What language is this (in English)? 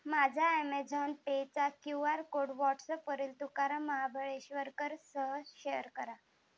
Marathi